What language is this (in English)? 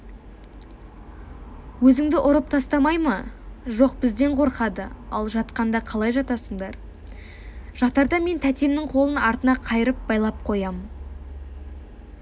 Kazakh